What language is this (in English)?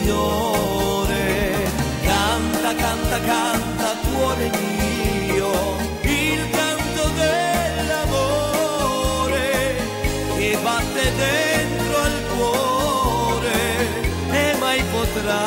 Italian